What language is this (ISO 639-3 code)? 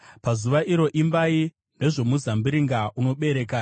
sna